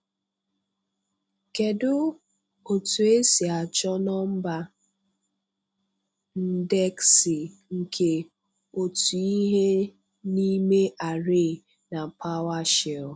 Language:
Igbo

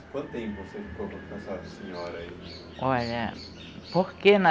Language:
Portuguese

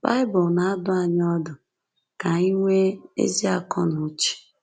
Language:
Igbo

